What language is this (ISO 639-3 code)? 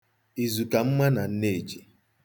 ibo